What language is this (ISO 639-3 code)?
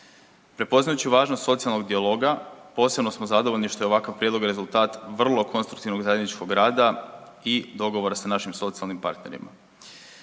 hrv